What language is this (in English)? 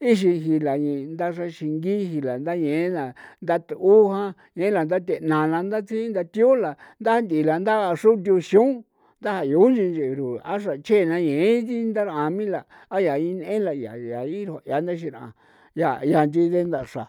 San Felipe Otlaltepec Popoloca